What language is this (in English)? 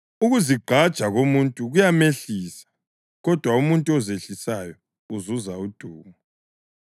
North Ndebele